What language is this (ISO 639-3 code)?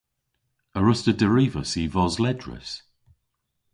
cor